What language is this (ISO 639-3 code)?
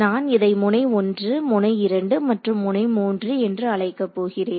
tam